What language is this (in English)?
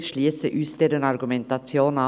Swiss German